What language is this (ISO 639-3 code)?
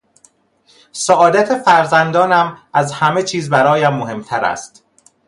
fas